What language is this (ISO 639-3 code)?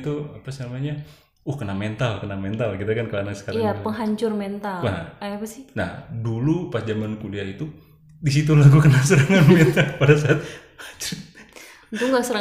ind